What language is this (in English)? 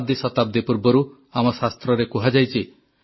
Odia